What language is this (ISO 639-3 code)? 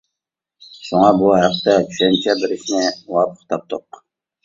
uig